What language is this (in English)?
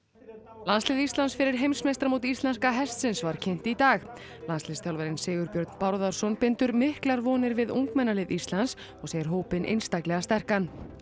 Icelandic